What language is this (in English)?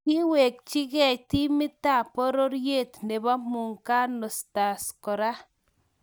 Kalenjin